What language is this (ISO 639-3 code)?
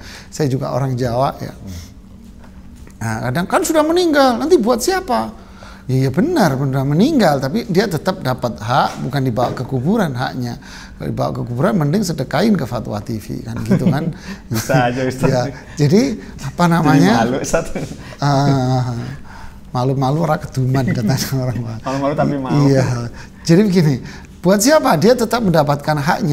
ind